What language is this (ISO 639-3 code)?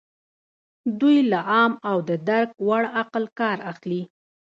pus